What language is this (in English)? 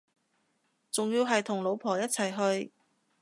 Cantonese